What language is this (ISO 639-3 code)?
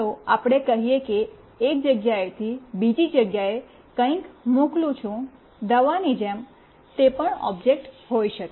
guj